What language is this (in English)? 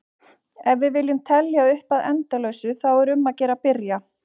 Icelandic